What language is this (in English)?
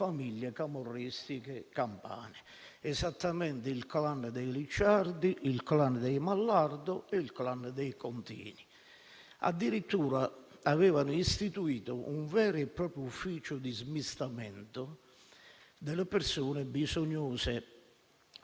Italian